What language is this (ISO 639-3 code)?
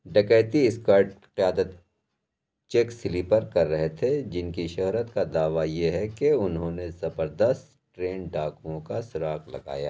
urd